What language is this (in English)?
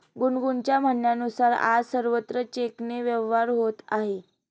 Marathi